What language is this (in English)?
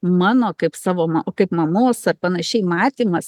Lithuanian